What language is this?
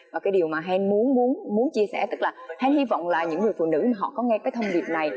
Vietnamese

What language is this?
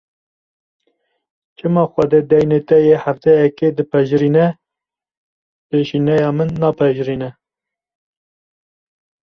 Kurdish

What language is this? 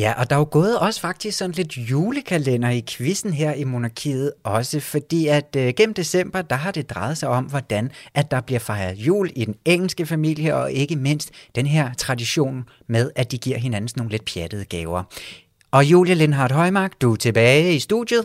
Danish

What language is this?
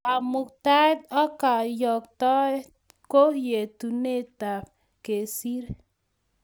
Kalenjin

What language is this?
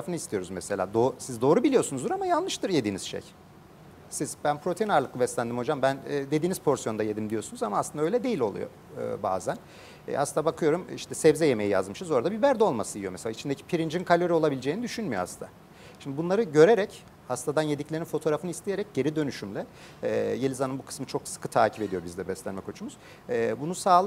Turkish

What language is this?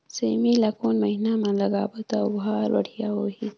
Chhattisgarhi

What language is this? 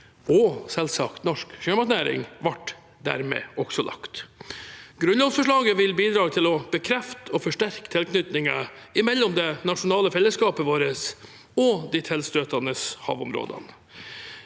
Norwegian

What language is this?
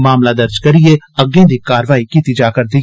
Dogri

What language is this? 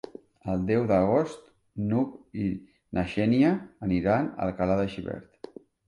Catalan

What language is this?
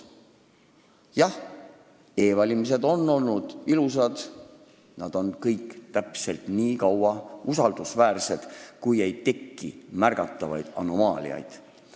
Estonian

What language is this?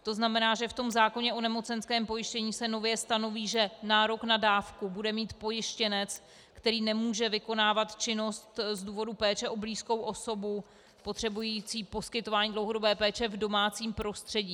Czech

